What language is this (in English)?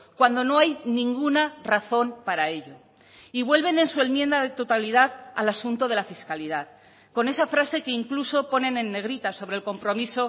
Spanish